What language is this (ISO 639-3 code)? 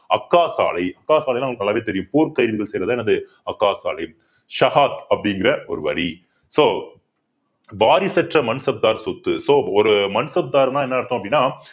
tam